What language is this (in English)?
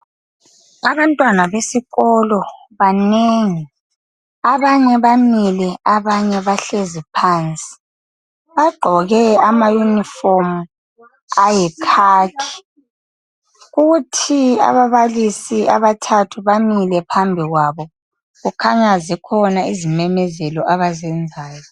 North Ndebele